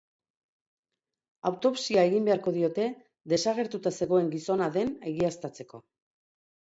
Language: Basque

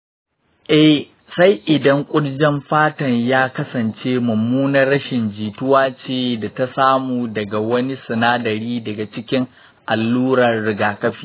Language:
Hausa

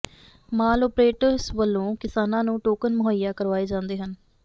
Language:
Punjabi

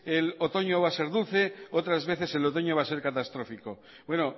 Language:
Spanish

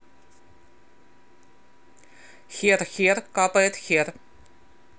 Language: Russian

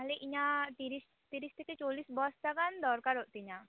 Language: Santali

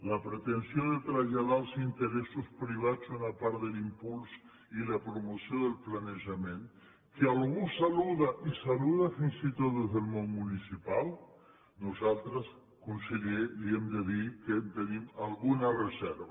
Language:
Catalan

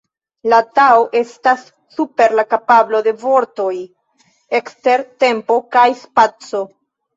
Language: Esperanto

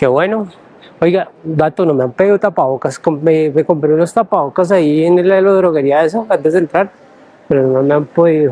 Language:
Spanish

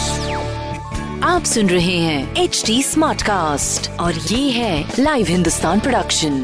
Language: Hindi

